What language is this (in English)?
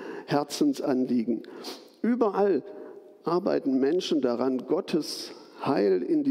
German